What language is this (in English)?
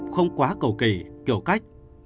Vietnamese